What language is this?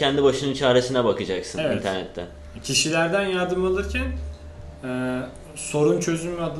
Turkish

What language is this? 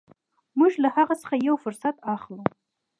Pashto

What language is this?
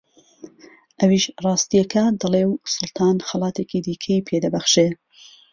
Central Kurdish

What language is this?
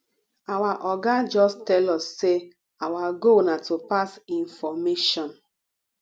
Nigerian Pidgin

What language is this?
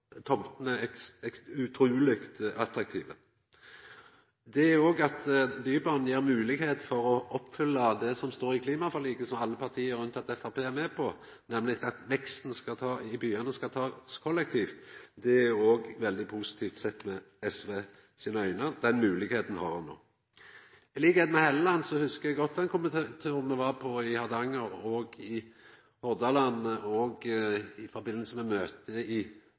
Norwegian Nynorsk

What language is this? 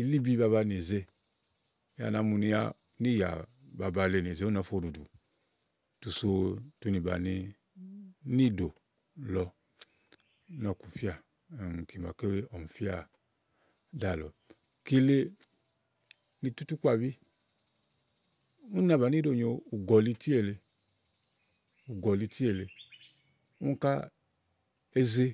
Igo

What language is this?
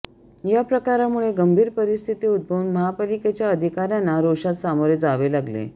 Marathi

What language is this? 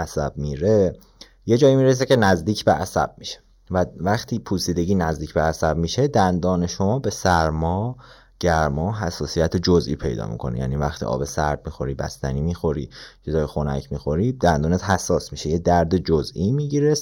Persian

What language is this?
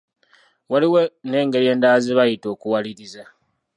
Ganda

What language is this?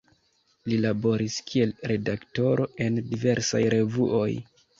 Esperanto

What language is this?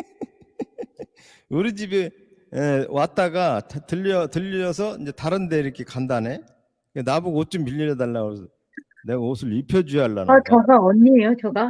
Korean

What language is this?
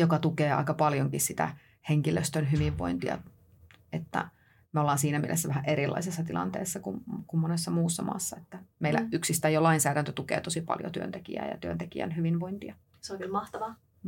Finnish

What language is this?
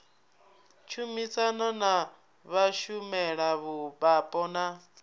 Venda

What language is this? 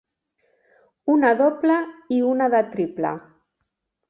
Catalan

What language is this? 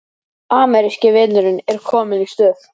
Icelandic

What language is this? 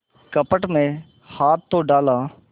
Hindi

